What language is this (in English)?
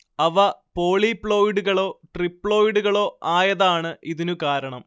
Malayalam